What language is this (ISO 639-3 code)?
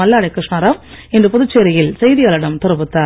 tam